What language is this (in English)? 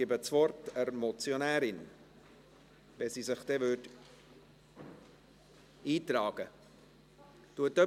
Swiss German